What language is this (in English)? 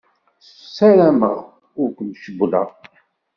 Kabyle